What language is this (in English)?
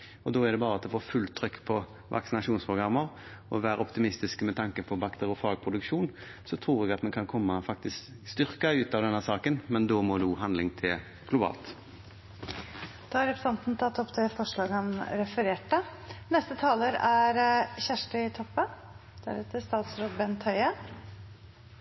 Norwegian